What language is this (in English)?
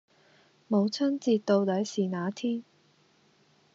Cantonese